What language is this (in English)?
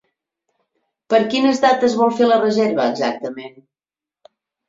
Catalan